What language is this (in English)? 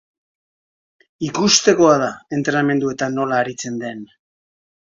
Basque